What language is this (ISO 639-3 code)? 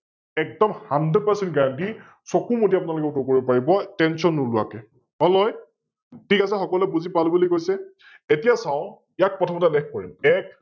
asm